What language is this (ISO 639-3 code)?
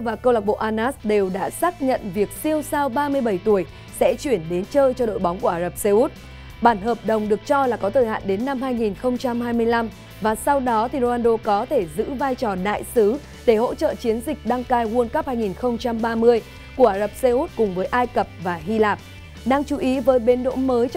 vie